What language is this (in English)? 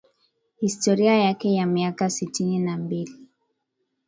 Swahili